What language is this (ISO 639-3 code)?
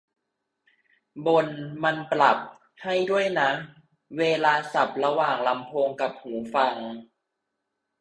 tha